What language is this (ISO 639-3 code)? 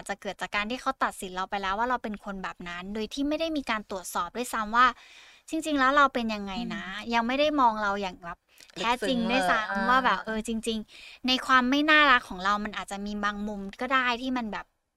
tha